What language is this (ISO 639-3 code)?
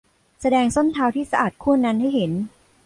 tha